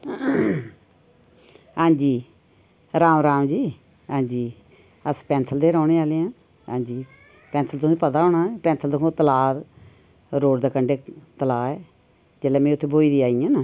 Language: Dogri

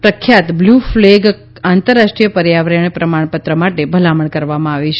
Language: Gujarati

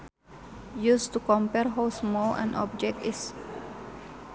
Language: Sundanese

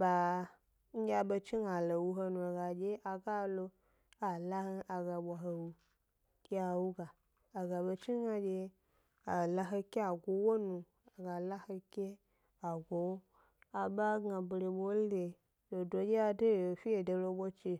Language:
Gbari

